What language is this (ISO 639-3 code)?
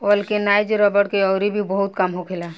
bho